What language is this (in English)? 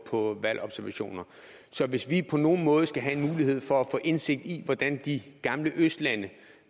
Danish